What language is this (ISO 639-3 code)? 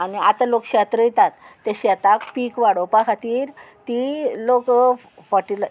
kok